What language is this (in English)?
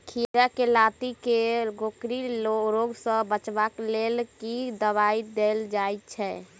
Maithili